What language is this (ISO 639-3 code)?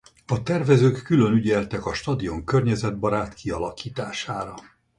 hun